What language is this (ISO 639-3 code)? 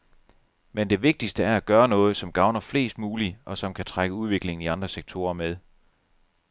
dan